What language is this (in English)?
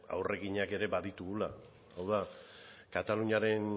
Basque